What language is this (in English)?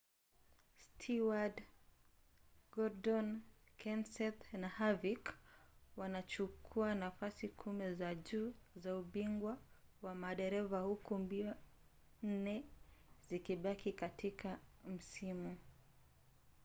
Swahili